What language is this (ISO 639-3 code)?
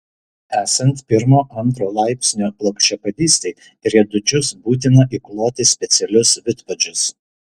lit